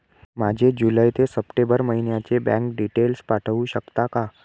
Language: Marathi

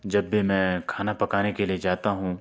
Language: Urdu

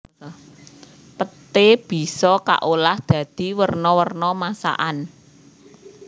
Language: Javanese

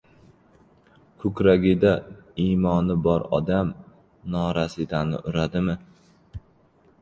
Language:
Uzbek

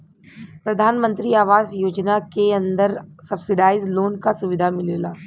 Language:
Bhojpuri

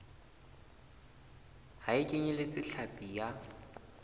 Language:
Southern Sotho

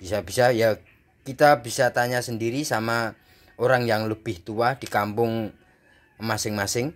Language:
Indonesian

